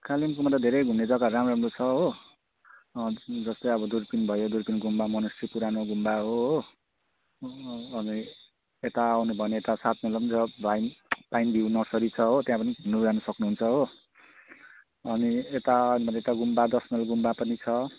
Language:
Nepali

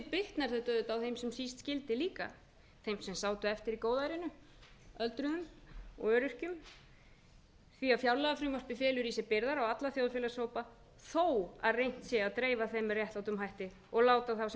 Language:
Icelandic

